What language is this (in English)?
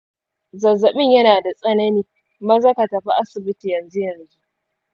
Hausa